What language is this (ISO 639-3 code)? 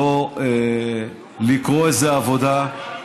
heb